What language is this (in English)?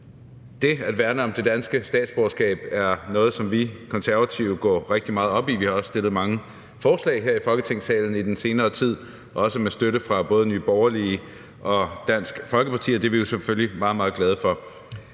Danish